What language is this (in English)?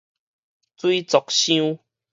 Min Nan Chinese